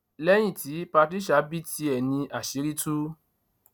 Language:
Yoruba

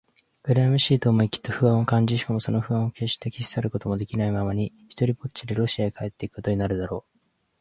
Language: Japanese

